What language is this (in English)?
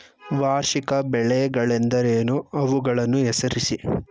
Kannada